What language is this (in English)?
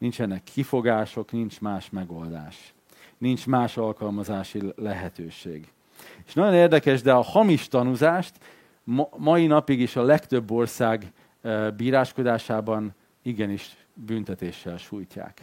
Hungarian